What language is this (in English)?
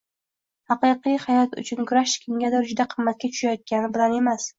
Uzbek